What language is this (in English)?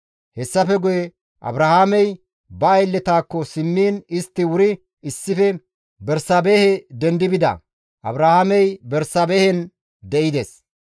Gamo